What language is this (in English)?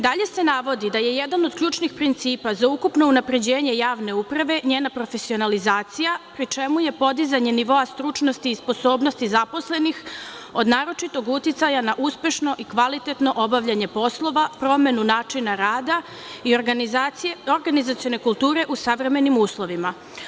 Serbian